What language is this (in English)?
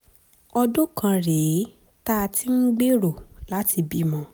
Yoruba